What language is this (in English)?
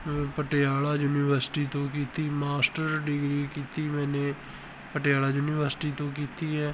Punjabi